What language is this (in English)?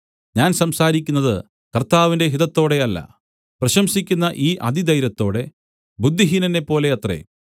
Malayalam